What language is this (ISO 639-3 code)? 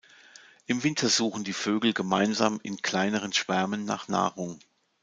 deu